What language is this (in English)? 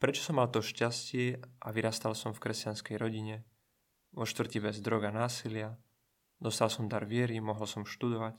Czech